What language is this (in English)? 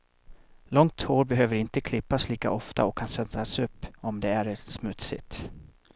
Swedish